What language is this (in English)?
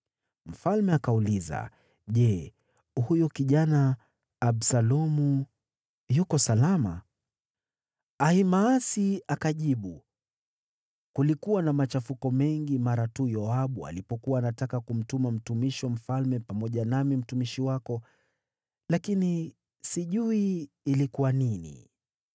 Swahili